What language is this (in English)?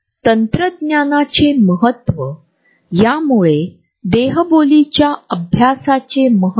Marathi